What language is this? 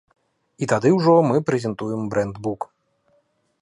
Belarusian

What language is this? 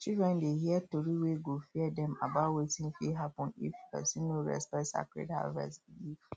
Nigerian Pidgin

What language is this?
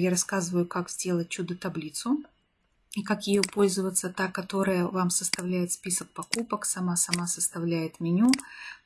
Russian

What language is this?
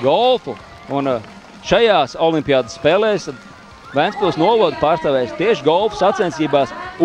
Latvian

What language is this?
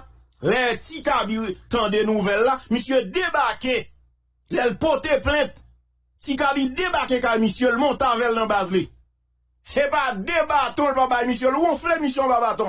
French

